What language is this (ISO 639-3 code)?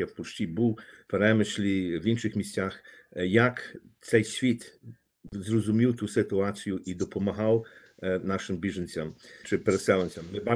ukr